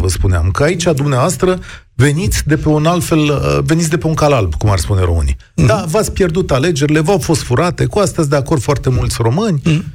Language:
Romanian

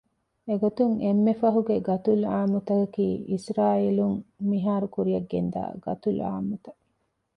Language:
Divehi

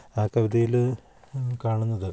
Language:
Malayalam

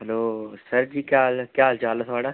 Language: Dogri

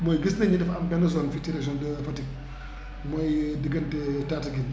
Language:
Wolof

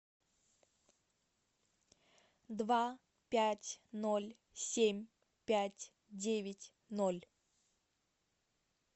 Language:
Russian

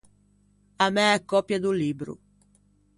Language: Ligurian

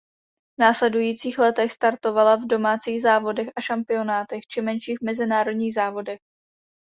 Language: Czech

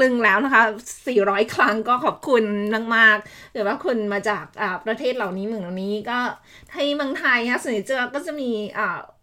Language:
Thai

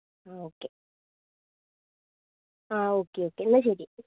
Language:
Malayalam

